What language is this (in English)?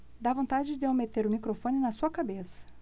Portuguese